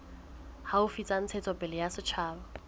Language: Southern Sotho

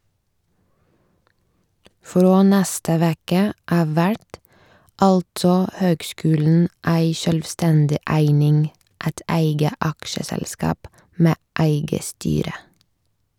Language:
Norwegian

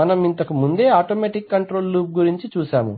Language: Telugu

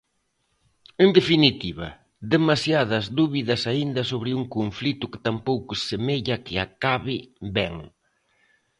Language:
Galician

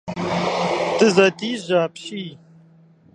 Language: Kabardian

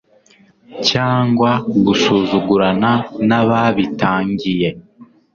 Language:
Kinyarwanda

